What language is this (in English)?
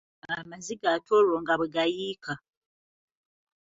Ganda